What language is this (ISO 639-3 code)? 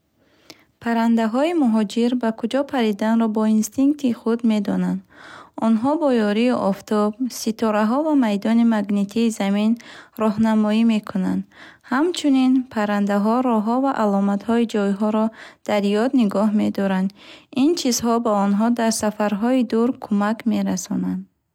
bhh